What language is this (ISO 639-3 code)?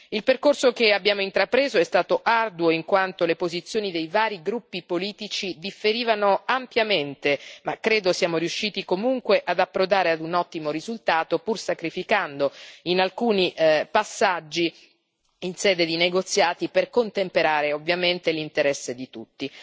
ita